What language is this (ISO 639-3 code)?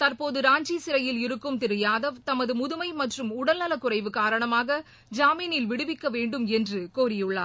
tam